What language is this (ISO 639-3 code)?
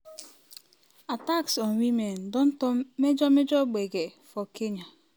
pcm